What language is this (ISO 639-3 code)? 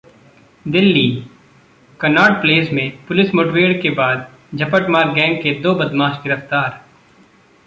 hin